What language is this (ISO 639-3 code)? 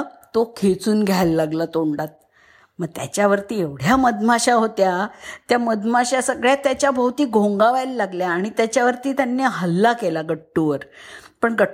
mar